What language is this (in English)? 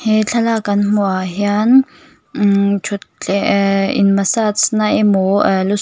Mizo